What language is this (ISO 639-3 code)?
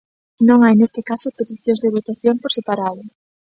glg